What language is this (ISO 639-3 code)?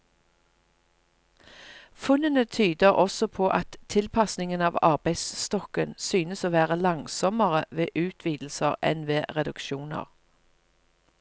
nor